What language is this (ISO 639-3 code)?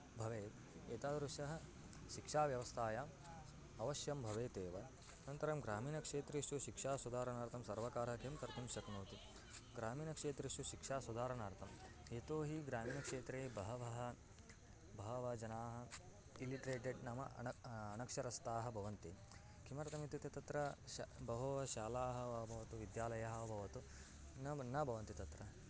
san